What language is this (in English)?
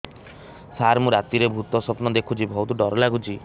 Odia